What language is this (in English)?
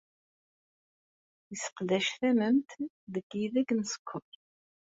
Kabyle